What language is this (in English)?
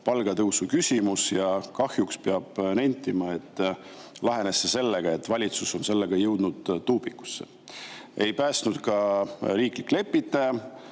Estonian